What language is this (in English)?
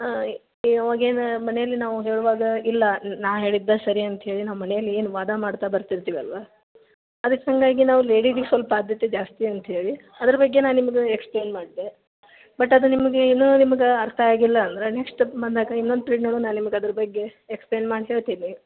Kannada